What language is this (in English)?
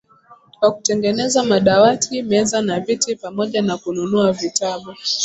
Swahili